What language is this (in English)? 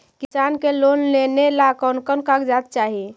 Magahi